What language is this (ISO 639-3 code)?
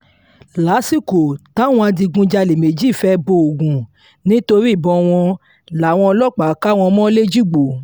yor